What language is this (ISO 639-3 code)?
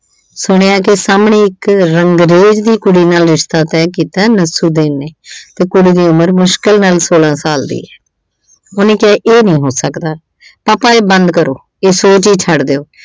pan